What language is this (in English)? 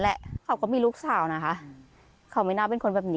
Thai